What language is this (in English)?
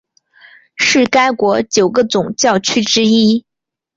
Chinese